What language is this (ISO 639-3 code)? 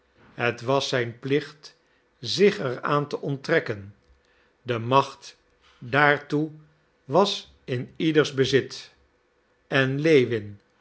nld